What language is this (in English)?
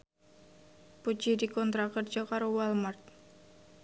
Javanese